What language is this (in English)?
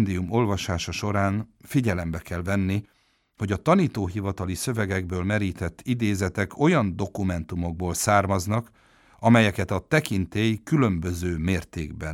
Hungarian